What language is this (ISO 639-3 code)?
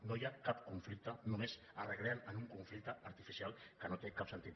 cat